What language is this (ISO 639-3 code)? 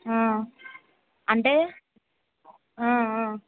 tel